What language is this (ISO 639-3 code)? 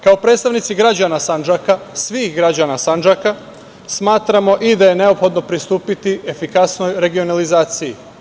srp